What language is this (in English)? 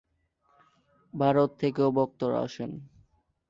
Bangla